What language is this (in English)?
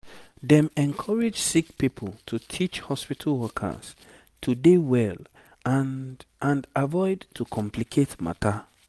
Nigerian Pidgin